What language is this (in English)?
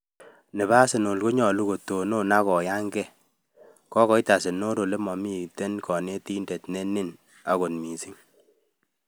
Kalenjin